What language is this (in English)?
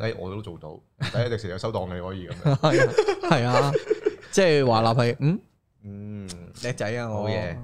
Chinese